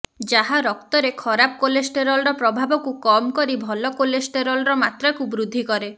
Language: Odia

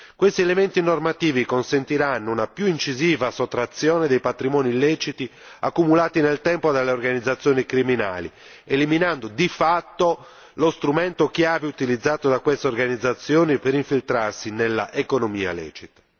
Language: Italian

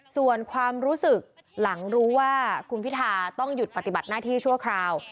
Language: Thai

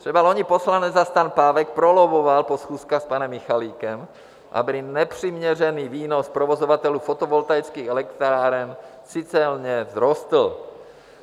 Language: Czech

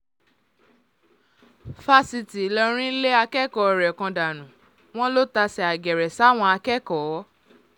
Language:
Yoruba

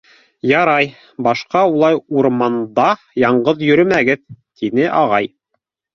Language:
Bashkir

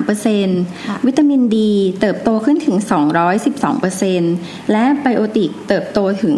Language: Thai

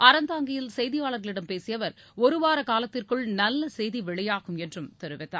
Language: Tamil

